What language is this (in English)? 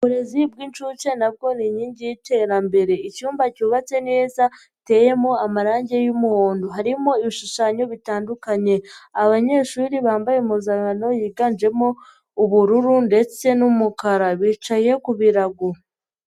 Kinyarwanda